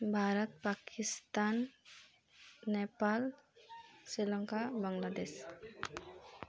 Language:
Nepali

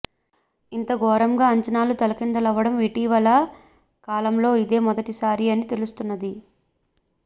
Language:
Telugu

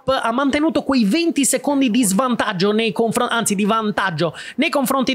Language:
Italian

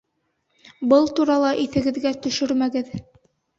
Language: Bashkir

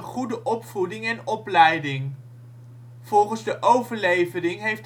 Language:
Dutch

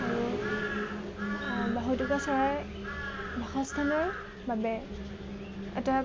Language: Assamese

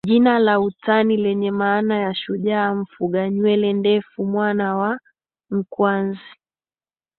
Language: Swahili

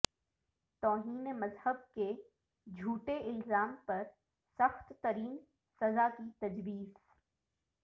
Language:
Urdu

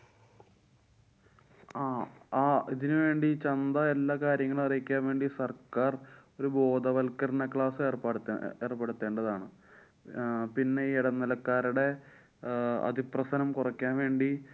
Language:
Malayalam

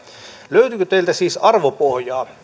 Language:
Finnish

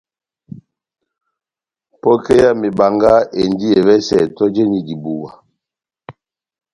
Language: Batanga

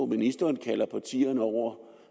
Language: Danish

